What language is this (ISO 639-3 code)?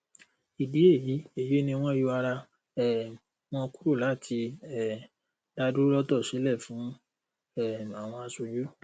yor